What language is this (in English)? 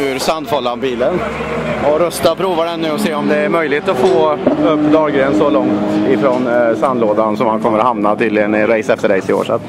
Swedish